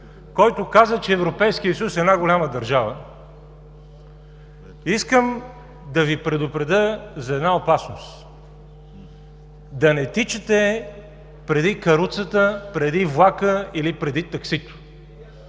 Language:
Bulgarian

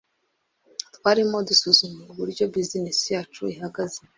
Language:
Kinyarwanda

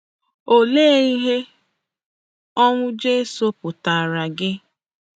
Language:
Igbo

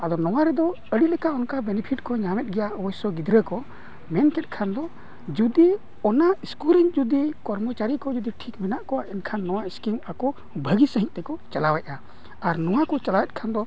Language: Santali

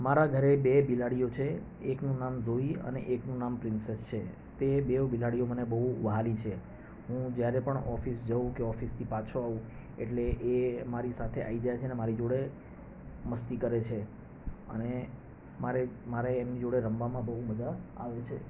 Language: Gujarati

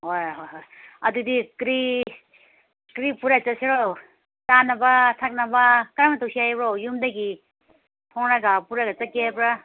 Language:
Manipuri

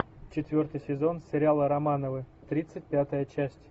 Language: Russian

